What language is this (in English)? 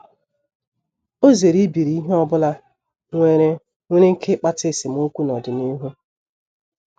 Igbo